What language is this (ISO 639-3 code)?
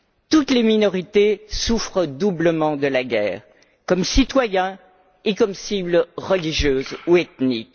fra